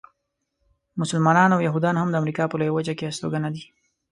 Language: Pashto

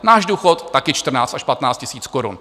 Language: Czech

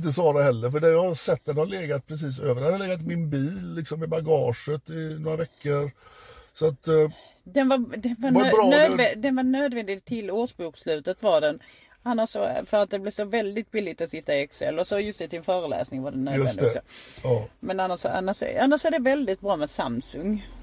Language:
Swedish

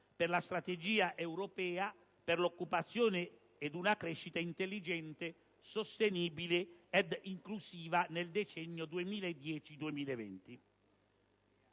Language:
Italian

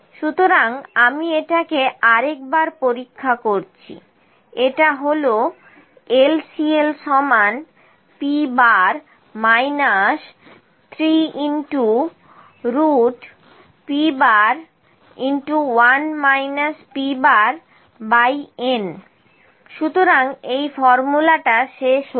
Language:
Bangla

